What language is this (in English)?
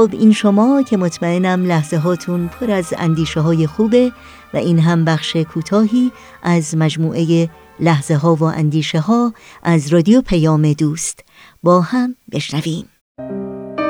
Persian